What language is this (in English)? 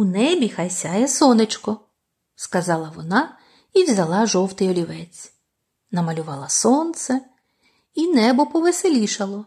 Ukrainian